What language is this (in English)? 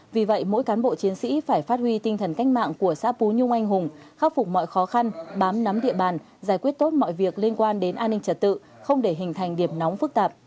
Vietnamese